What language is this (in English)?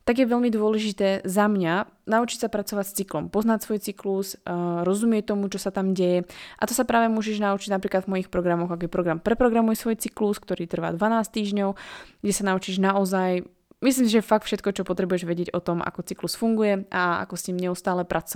Slovak